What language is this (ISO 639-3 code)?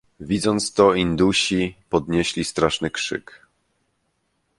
pol